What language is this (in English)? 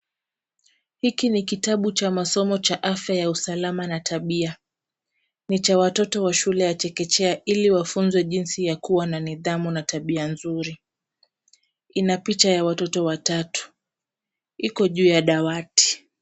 Swahili